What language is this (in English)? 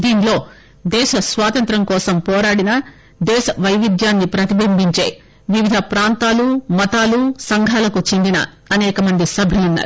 Telugu